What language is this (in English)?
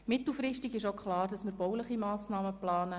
Swiss German